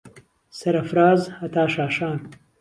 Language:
Central Kurdish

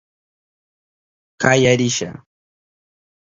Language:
Southern Pastaza Quechua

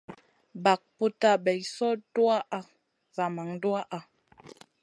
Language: Masana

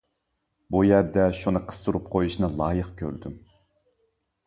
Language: Uyghur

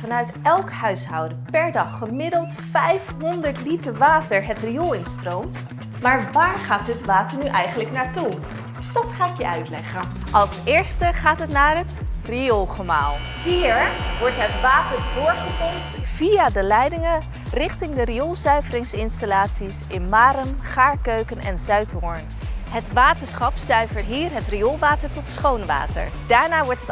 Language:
Dutch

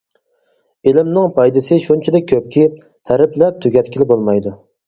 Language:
Uyghur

